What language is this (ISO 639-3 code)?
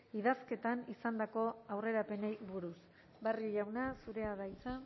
eus